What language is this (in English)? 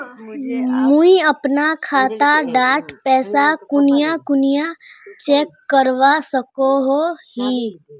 Magahi